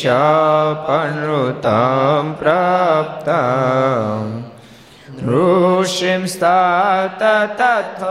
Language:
Gujarati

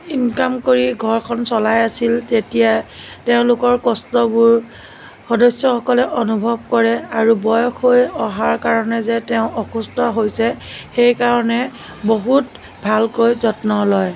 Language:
Assamese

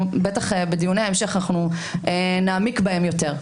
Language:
Hebrew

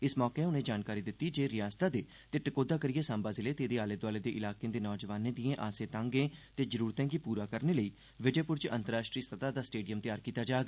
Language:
Dogri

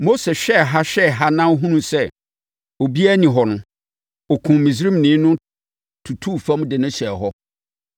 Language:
Akan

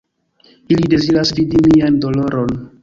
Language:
Esperanto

